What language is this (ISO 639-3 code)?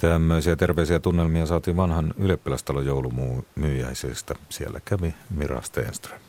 fin